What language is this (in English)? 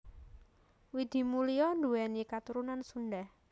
Javanese